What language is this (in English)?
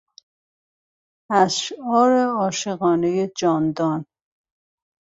Persian